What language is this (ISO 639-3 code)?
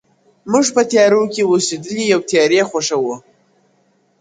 pus